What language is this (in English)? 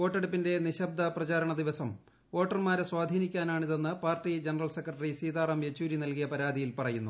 Malayalam